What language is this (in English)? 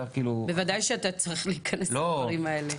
Hebrew